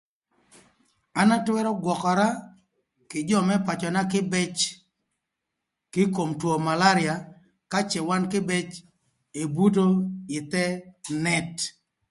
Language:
Thur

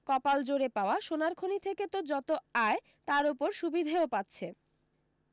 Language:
Bangla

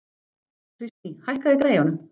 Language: Icelandic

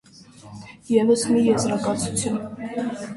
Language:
Armenian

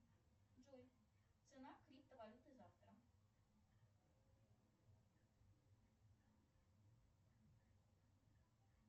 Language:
Russian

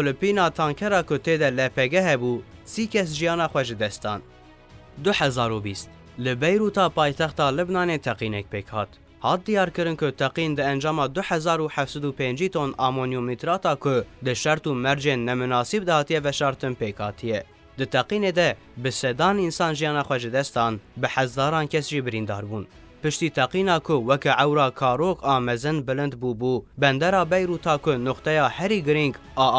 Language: Arabic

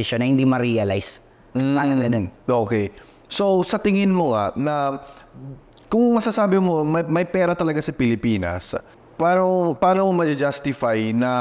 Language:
Filipino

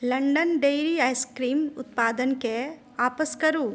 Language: Maithili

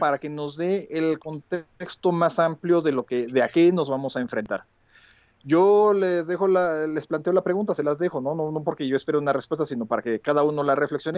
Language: Spanish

